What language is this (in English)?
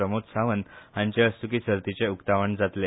Konkani